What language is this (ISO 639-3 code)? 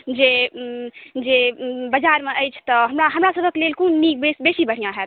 mai